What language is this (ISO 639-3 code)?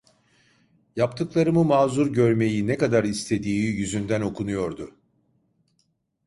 tur